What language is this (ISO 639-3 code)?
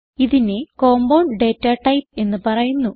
mal